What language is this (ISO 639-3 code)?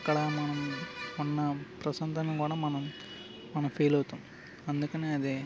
tel